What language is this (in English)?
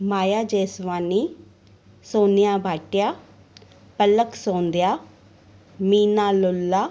Sindhi